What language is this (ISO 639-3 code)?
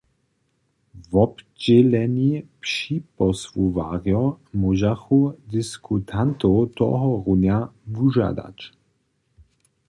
hsb